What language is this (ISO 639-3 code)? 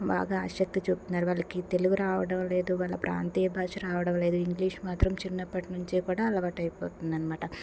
tel